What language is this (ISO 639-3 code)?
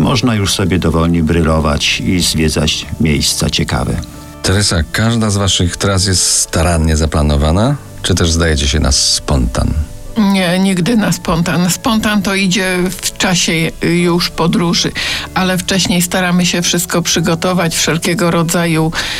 pol